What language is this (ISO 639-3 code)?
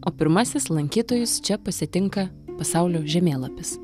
lit